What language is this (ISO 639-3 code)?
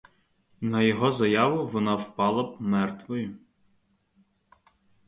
ukr